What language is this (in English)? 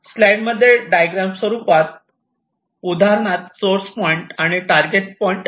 Marathi